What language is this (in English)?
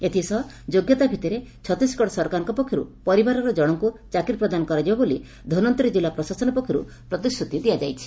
Odia